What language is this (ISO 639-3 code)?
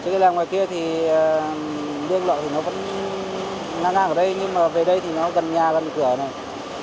vie